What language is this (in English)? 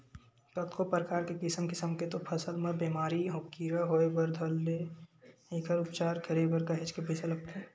Chhattisgarhi